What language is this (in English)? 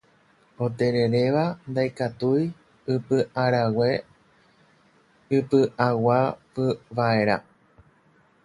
Guarani